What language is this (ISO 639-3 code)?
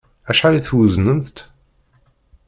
kab